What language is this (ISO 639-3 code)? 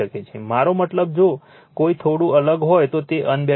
guj